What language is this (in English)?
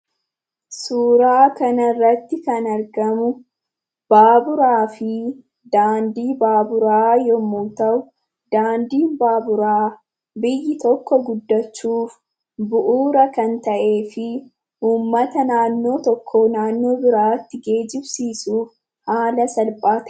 Oromo